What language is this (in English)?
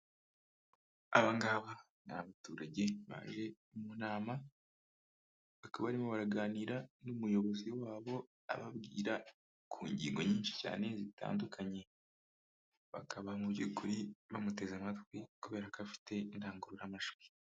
Kinyarwanda